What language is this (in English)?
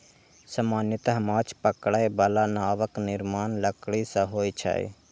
Maithili